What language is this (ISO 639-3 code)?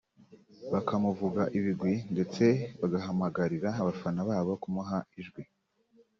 kin